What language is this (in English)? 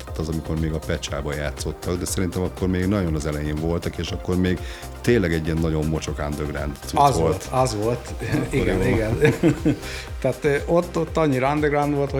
Hungarian